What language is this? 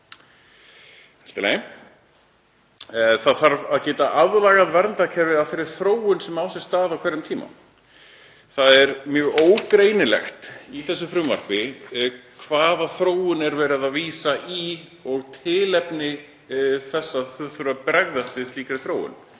Icelandic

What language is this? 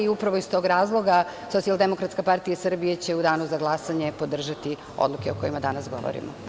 Serbian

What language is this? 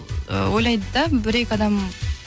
Kazakh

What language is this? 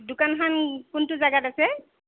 Assamese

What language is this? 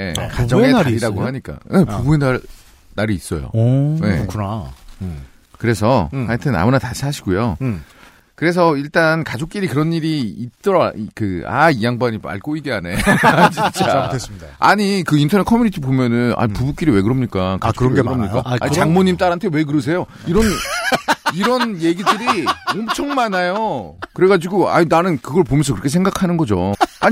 Korean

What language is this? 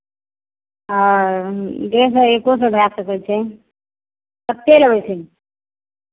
Maithili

